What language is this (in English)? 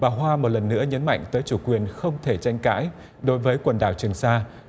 Vietnamese